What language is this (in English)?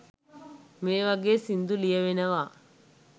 Sinhala